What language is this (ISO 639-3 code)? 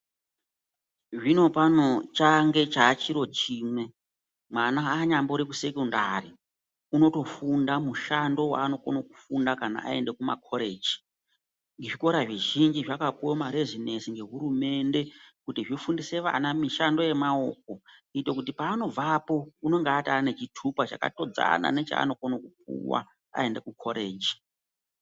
ndc